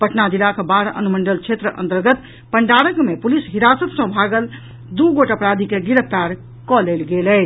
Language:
Maithili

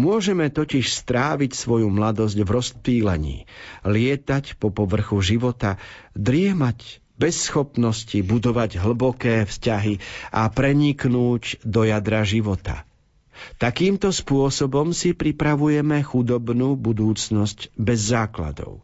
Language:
Slovak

